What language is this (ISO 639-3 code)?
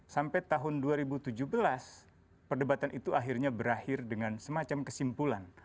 ind